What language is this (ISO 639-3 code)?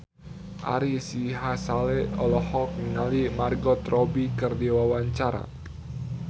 sun